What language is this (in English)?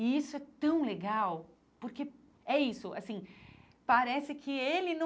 Portuguese